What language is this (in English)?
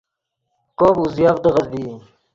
Yidgha